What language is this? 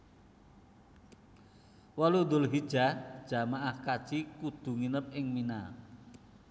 Javanese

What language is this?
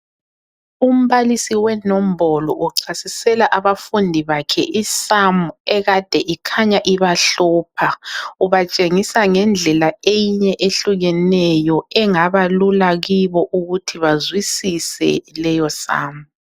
North Ndebele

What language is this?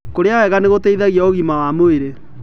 Kikuyu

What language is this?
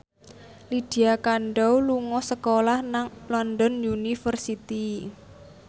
Javanese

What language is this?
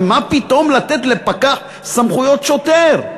Hebrew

